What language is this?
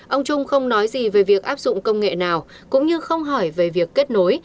Vietnamese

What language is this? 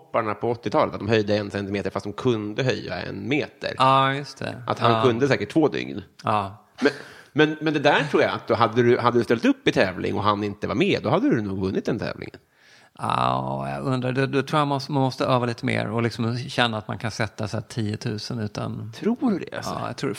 Swedish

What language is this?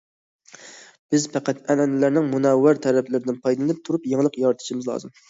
Uyghur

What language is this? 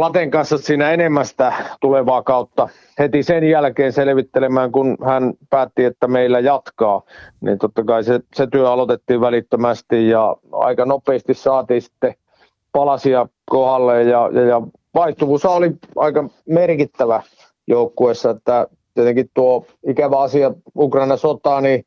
Finnish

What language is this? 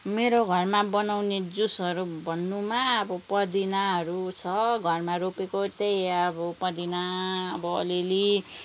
Nepali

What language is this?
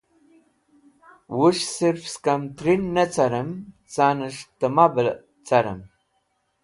Wakhi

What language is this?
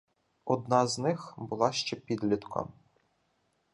Ukrainian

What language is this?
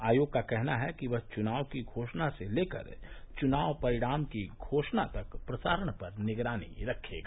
Hindi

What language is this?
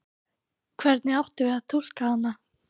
Icelandic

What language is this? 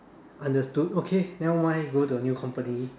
English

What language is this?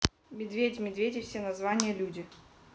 Russian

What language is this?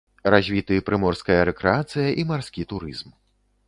Belarusian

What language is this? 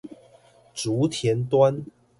Chinese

